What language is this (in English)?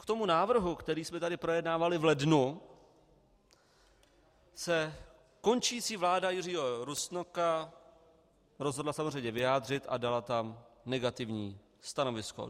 Czech